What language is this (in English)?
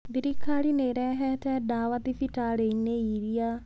Kikuyu